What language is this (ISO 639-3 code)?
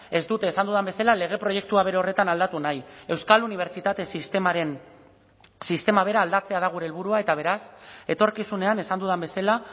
eus